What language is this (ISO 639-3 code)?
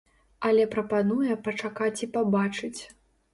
bel